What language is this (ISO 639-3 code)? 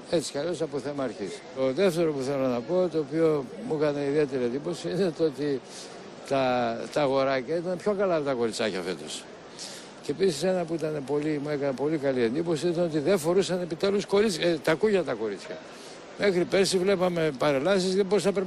ell